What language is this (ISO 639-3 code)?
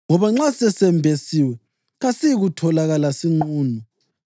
nde